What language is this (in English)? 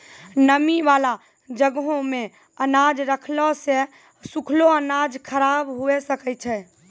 Maithili